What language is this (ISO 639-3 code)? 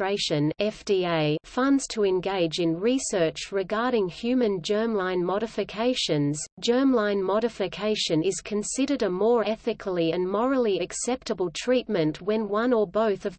eng